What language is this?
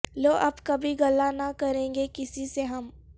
Urdu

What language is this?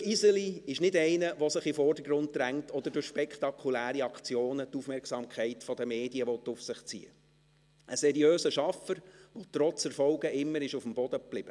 Swiss German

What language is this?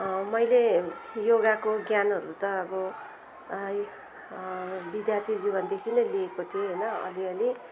Nepali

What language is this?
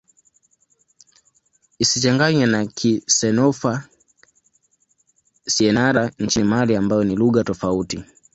Swahili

